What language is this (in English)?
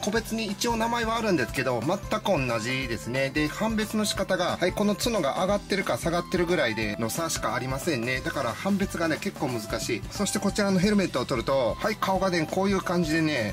Japanese